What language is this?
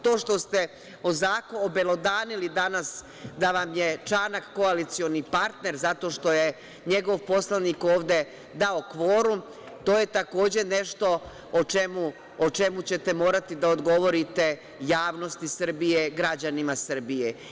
Serbian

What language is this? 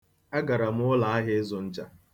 Igbo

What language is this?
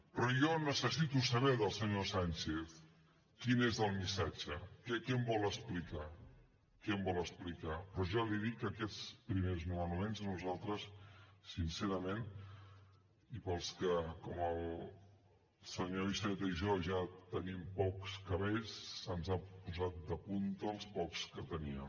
Catalan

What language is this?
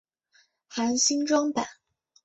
Chinese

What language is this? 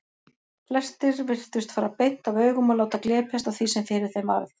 Icelandic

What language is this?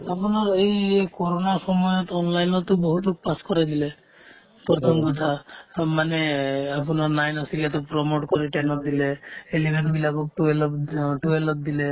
Assamese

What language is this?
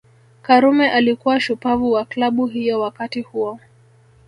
Swahili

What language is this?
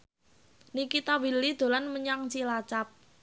Javanese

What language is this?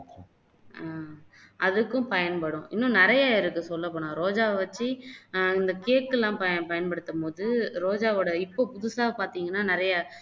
Tamil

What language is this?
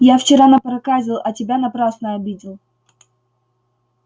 Russian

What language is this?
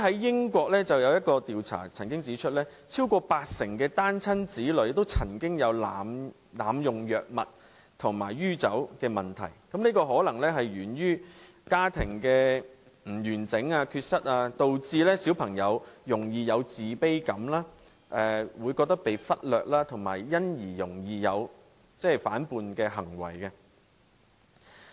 Cantonese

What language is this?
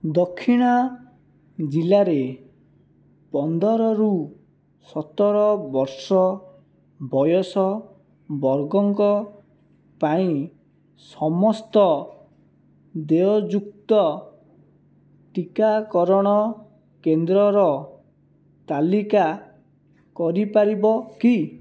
Odia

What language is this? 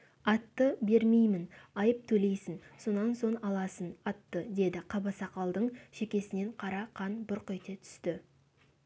Kazakh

